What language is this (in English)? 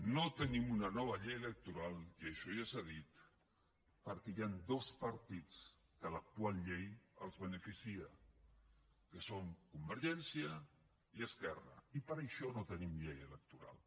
Catalan